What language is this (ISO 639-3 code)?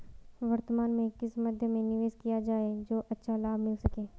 hin